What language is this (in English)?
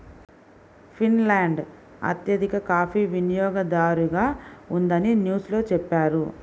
Telugu